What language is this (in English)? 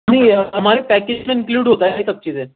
Urdu